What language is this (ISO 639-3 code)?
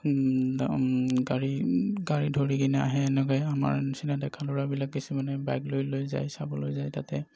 asm